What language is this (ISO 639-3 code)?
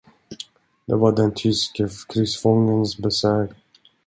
swe